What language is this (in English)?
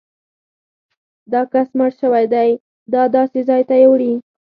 Pashto